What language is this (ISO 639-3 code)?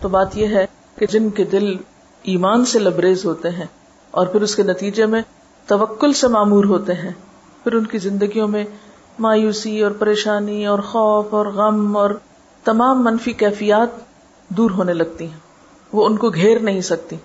urd